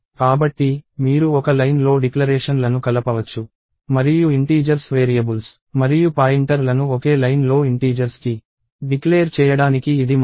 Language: Telugu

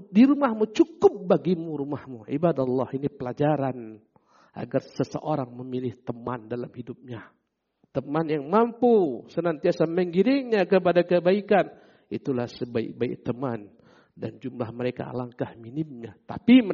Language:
Indonesian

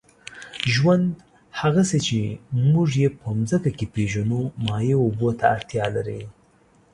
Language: Pashto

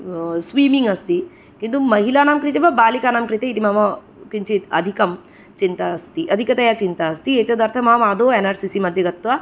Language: Sanskrit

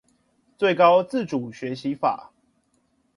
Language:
Chinese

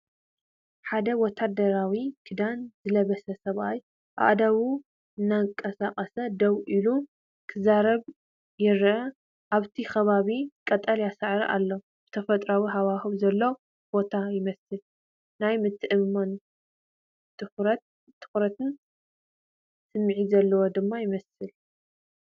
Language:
Tigrinya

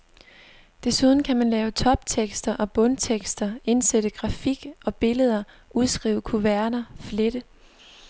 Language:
Danish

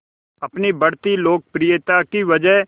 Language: Hindi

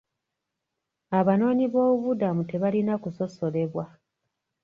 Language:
Ganda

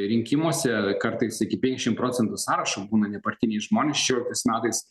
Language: Lithuanian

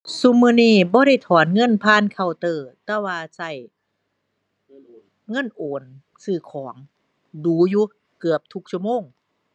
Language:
Thai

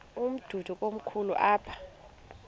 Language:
Xhosa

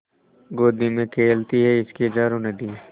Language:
Hindi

